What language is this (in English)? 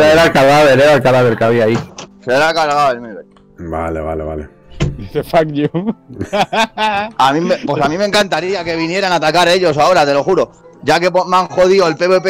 Spanish